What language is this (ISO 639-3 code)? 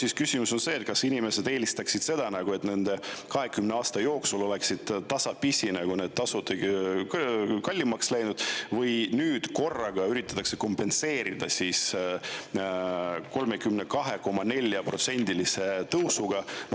est